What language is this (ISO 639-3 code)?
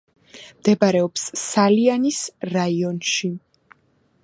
kat